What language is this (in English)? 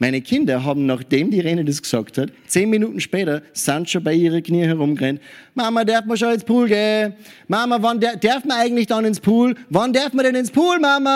German